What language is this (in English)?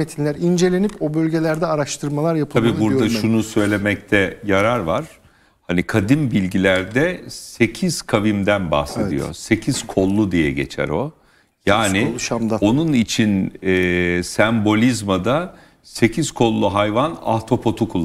Turkish